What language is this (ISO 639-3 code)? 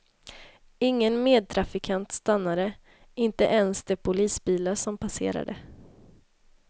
swe